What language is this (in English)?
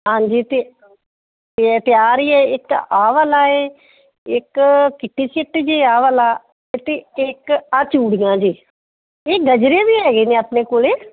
Punjabi